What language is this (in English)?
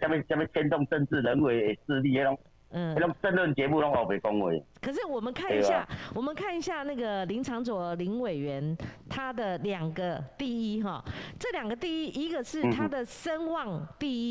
Chinese